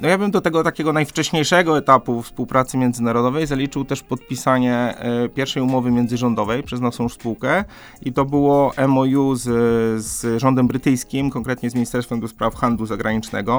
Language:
Polish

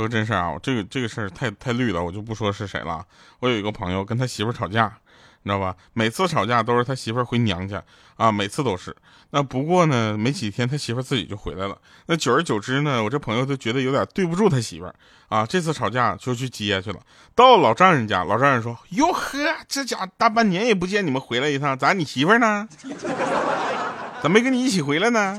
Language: Chinese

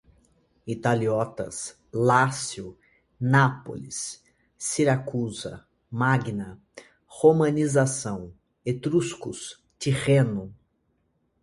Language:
Portuguese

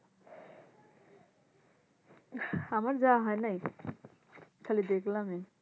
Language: Bangla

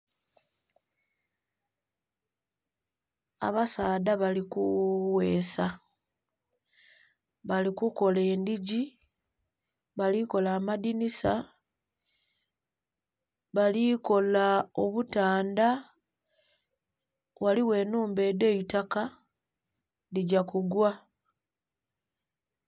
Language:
Soga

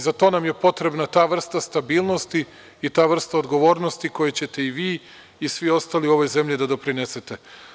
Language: Serbian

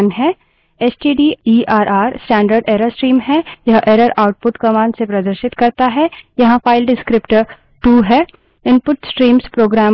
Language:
Hindi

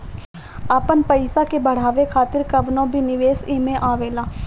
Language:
Bhojpuri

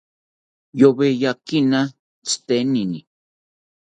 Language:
South Ucayali Ashéninka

